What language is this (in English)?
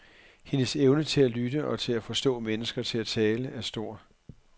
Danish